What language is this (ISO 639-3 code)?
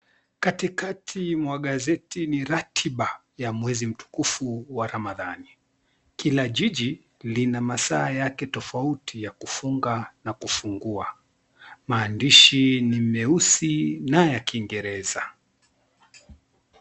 swa